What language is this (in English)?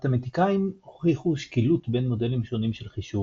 Hebrew